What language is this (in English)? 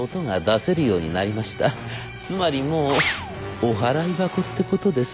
Japanese